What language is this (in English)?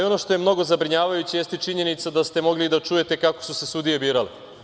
Serbian